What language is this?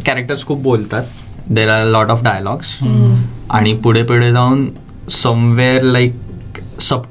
Marathi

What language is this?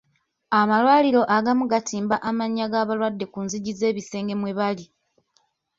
Ganda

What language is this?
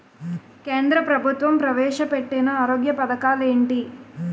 Telugu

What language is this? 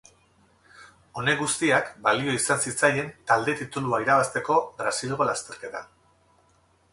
Basque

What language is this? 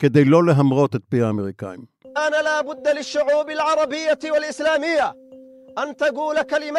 Hebrew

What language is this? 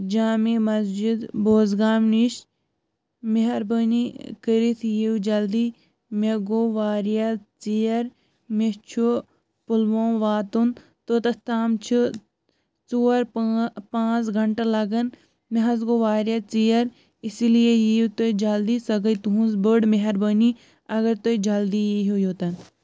Kashmiri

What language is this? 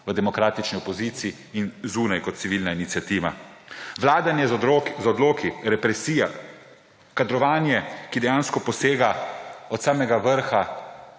Slovenian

